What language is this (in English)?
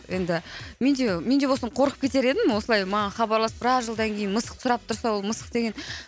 Kazakh